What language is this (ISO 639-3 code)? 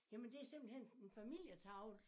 dan